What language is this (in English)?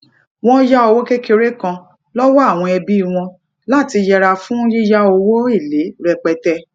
Yoruba